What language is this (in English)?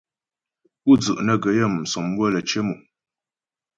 Ghomala